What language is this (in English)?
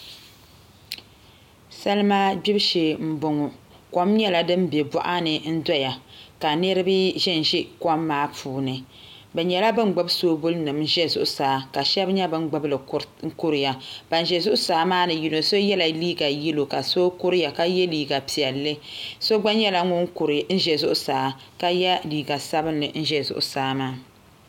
Dagbani